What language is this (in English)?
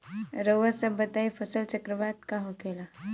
Bhojpuri